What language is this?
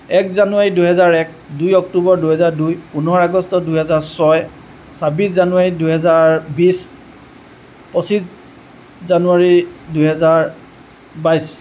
Assamese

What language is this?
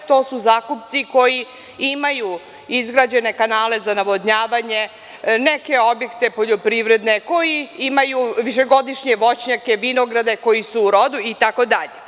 Serbian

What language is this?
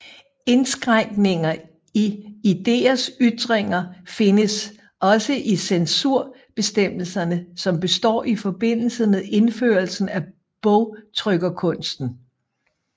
Danish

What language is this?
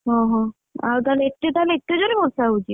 Odia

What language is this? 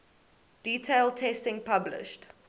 English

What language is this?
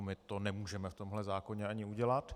Czech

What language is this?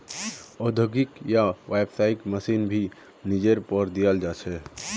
Magahi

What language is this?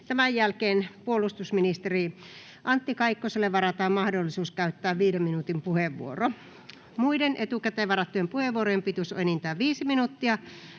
Finnish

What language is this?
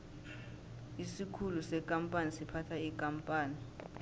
South Ndebele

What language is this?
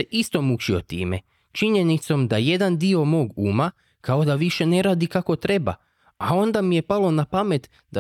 Croatian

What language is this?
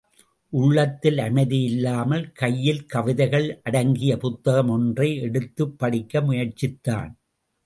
Tamil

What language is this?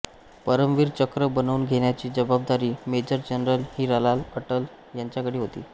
Marathi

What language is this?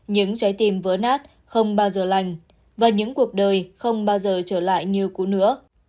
Vietnamese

